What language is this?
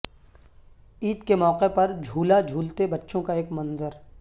Urdu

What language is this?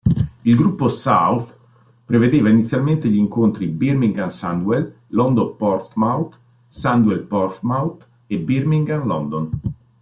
Italian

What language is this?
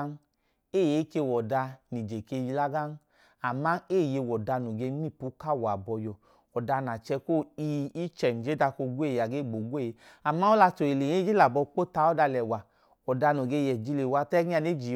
Idoma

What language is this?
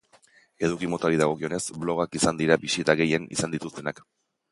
Basque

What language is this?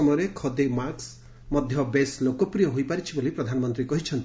Odia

